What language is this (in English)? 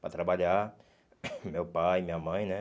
Portuguese